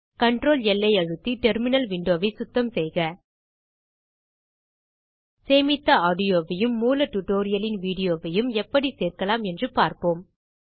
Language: Tamil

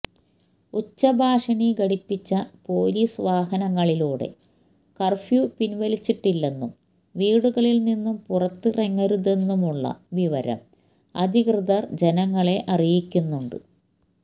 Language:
Malayalam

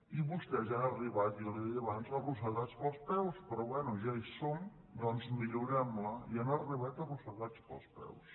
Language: Catalan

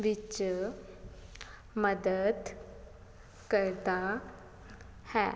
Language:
Punjabi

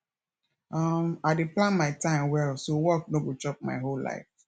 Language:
Nigerian Pidgin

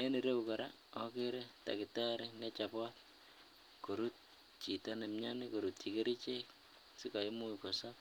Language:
Kalenjin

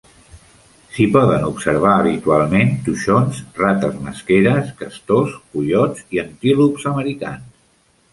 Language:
Catalan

